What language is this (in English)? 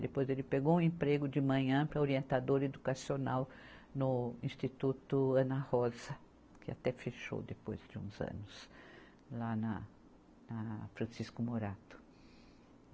Portuguese